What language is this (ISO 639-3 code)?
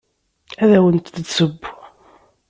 kab